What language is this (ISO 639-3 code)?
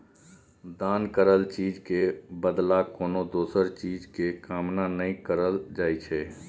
mai